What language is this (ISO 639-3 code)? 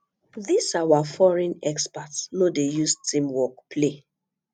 pcm